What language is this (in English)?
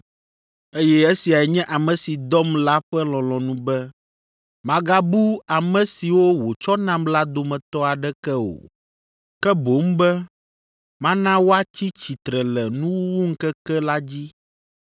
Ewe